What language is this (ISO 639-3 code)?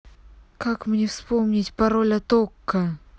rus